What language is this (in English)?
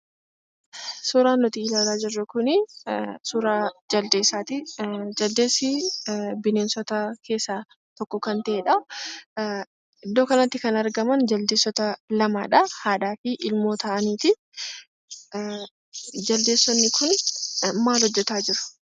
Oromo